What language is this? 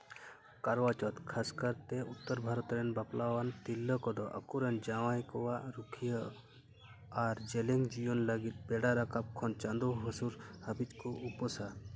Santali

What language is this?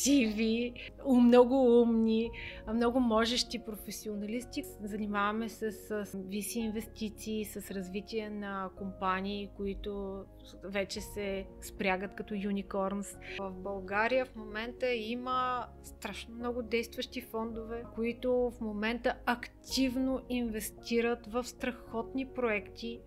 Bulgarian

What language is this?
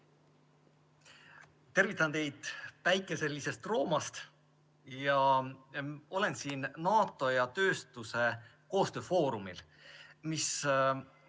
Estonian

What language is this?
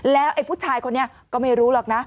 Thai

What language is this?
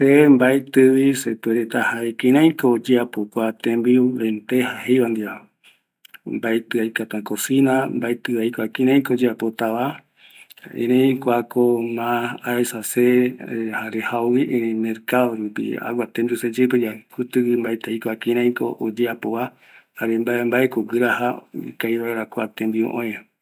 Eastern Bolivian Guaraní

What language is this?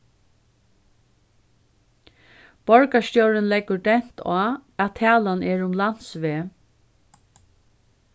Faroese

